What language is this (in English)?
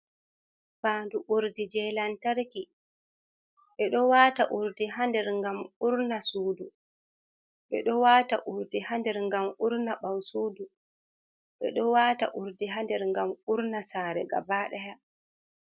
Fula